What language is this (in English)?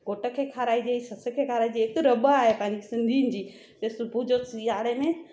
Sindhi